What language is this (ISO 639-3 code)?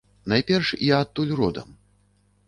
bel